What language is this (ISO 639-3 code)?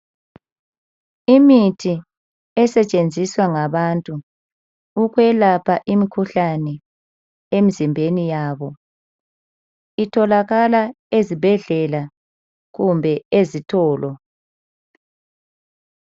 nde